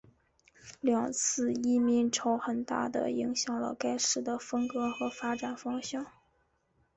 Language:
Chinese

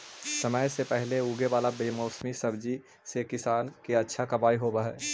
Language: Magahi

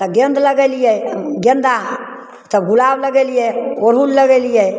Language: Maithili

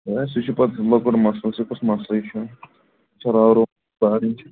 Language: Kashmiri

